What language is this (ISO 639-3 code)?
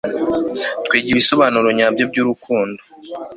kin